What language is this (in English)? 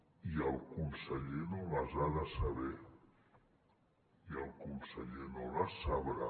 Catalan